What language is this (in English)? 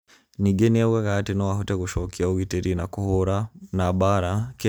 Kikuyu